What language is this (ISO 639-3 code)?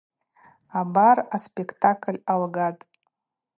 abq